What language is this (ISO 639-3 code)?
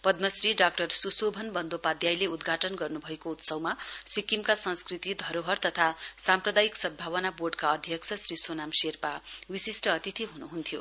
nep